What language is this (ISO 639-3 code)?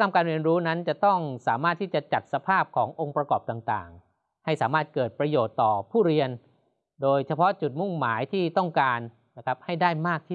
tha